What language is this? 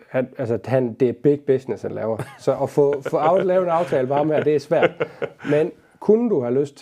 Danish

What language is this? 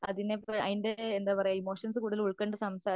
Malayalam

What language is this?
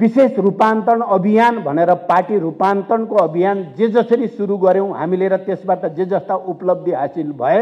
Indonesian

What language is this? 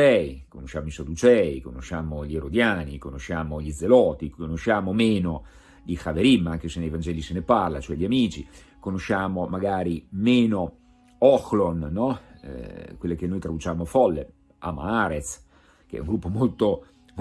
Italian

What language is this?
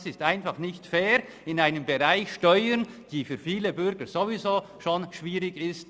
Swiss German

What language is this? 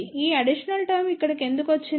Telugu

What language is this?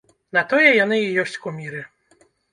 Belarusian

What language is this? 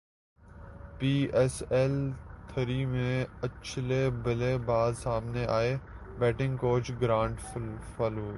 Urdu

